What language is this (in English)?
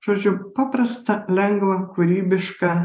Lithuanian